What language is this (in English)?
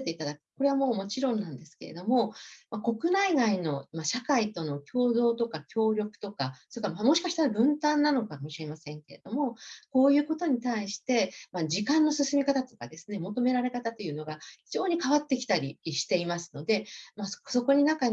Japanese